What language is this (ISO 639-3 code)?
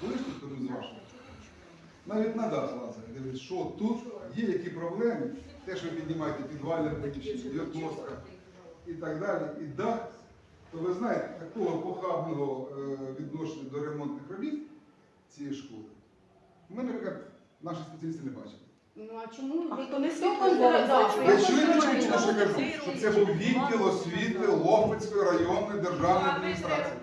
ukr